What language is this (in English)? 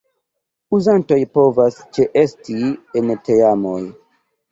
Esperanto